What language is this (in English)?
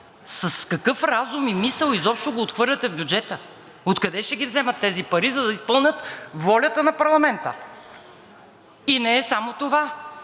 Bulgarian